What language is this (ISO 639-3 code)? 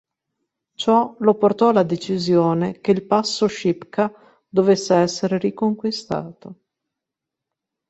ita